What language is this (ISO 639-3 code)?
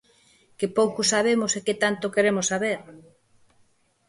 glg